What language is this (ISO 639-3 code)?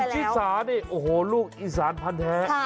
tha